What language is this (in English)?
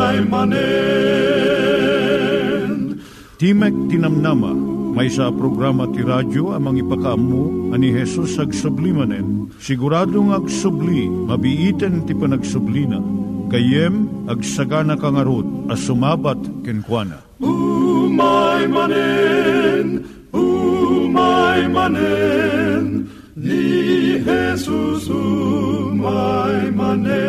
Filipino